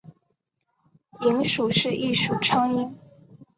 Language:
Chinese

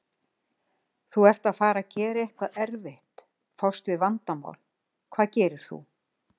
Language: Icelandic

